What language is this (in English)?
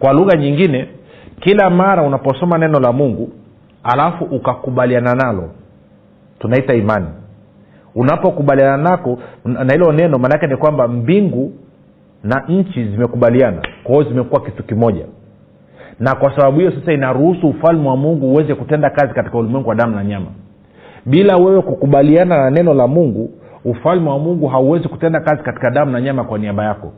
Swahili